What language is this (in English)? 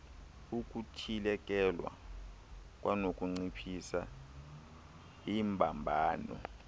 Xhosa